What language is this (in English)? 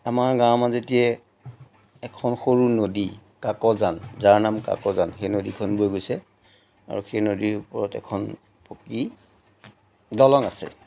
Assamese